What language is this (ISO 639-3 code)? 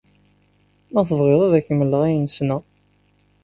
kab